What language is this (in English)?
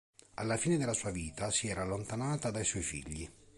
Italian